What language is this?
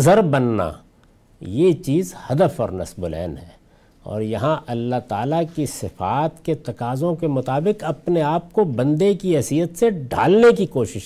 Urdu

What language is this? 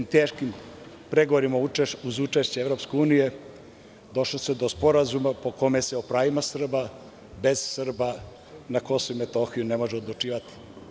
Serbian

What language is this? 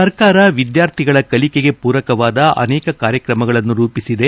Kannada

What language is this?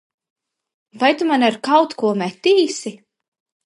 Latvian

